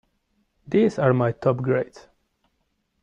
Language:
English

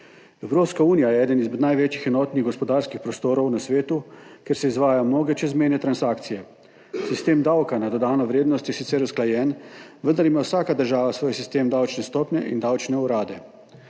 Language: Slovenian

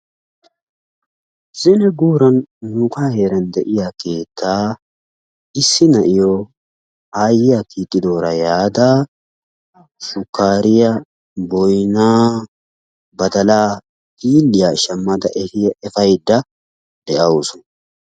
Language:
Wolaytta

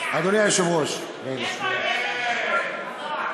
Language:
Hebrew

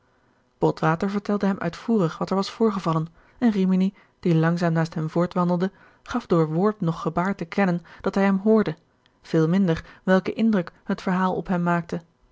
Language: Dutch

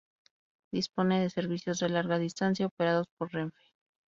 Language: Spanish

